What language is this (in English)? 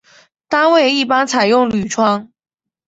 Chinese